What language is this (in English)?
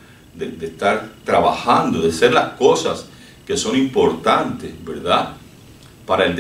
Spanish